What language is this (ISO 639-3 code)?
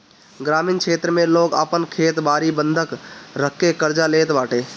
bho